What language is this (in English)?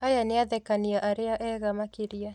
Kikuyu